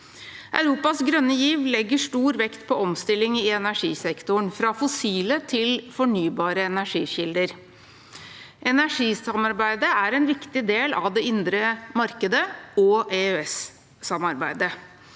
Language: Norwegian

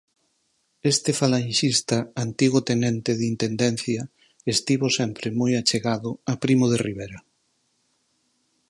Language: Galician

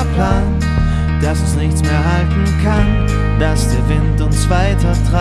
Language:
German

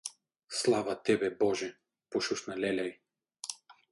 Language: Bulgarian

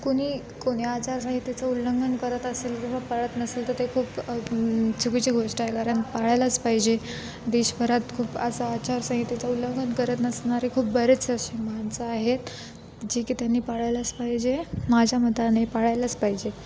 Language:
Marathi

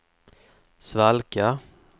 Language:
Swedish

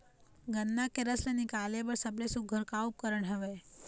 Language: Chhattisgarhi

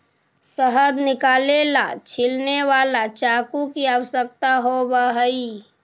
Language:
Magahi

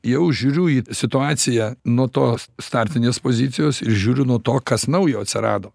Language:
Lithuanian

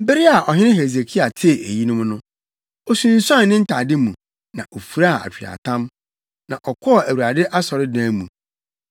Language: Akan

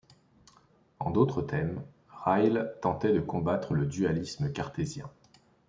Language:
French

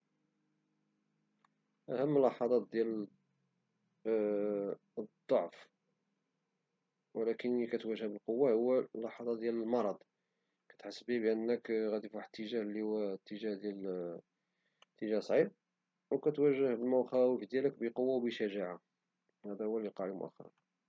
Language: Moroccan Arabic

